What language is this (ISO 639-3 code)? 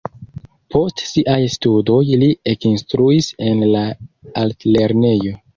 epo